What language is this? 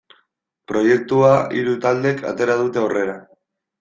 Basque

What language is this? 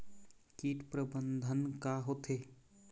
Chhattisgarhi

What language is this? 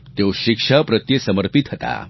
Gujarati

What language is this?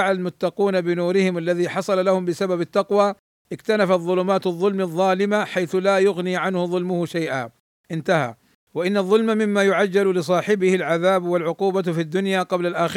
Arabic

